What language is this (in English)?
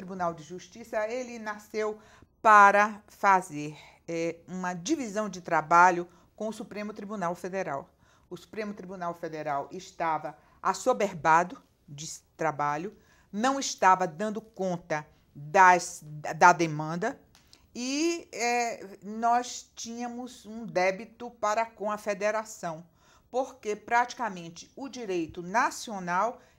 Portuguese